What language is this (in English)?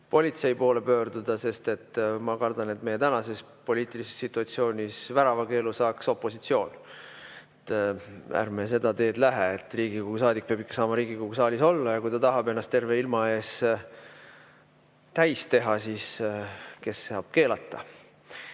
Estonian